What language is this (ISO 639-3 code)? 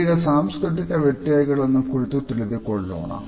kan